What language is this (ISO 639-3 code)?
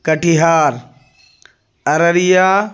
urd